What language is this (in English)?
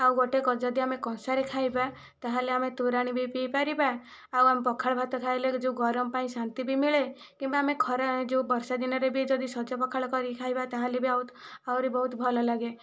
Odia